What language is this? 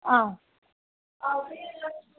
Dogri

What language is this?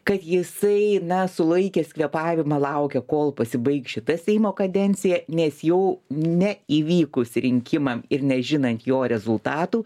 Lithuanian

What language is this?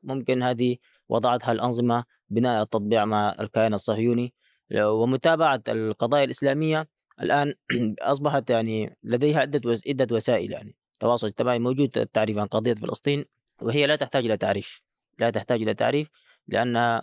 Arabic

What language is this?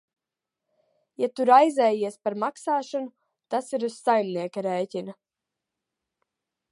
Latvian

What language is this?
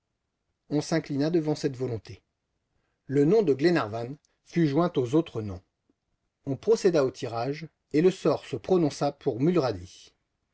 French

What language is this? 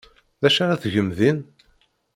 Kabyle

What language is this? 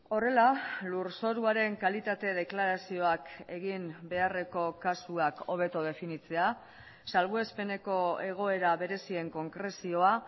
Basque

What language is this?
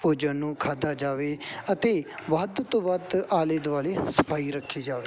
Punjabi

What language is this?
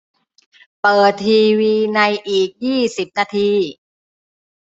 Thai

